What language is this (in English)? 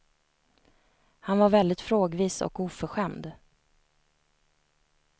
Swedish